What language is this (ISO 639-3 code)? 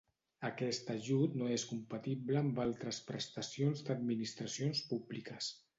cat